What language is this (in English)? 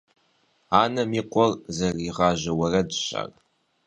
Kabardian